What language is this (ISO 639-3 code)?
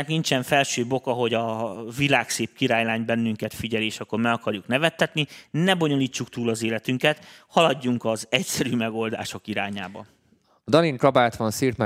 hun